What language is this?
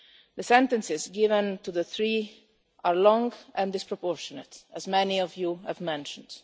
English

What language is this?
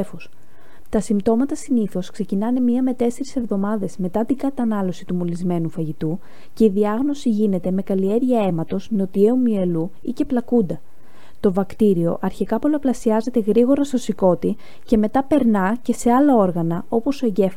Greek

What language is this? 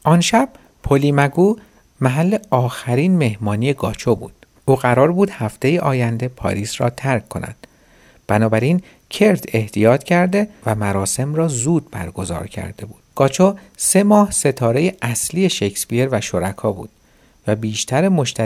Persian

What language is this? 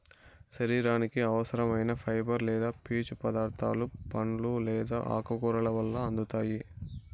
Telugu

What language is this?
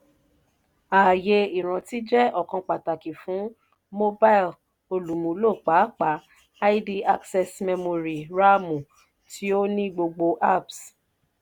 Yoruba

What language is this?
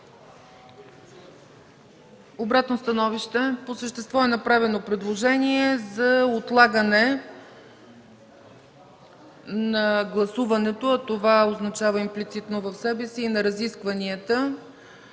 Bulgarian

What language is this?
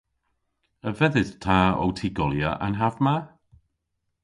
Cornish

